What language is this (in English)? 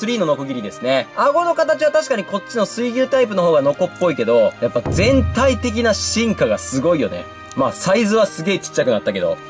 Japanese